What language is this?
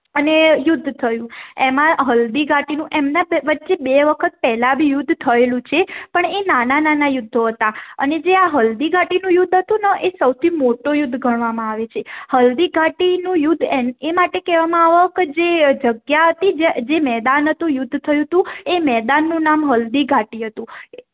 Gujarati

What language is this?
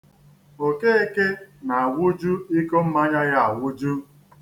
Igbo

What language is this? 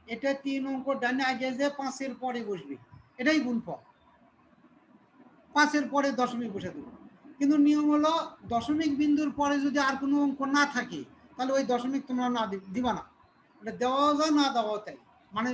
Turkish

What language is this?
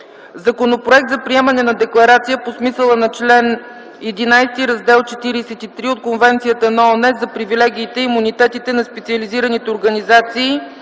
Bulgarian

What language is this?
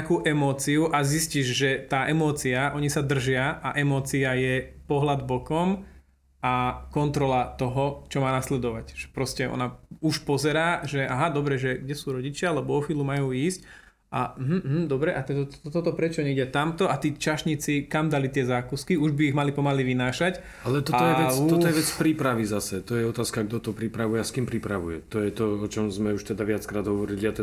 Slovak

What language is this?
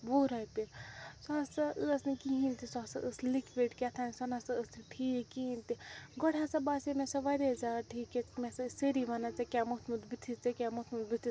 Kashmiri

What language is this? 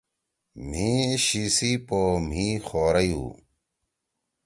Torwali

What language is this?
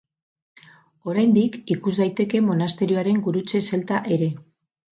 Basque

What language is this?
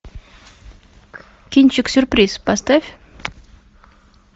Russian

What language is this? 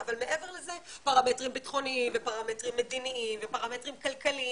Hebrew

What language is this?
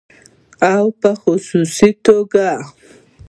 Pashto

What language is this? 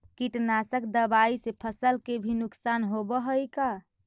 Magahi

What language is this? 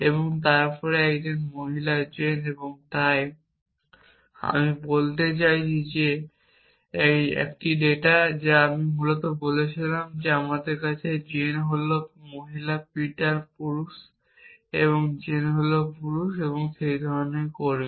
Bangla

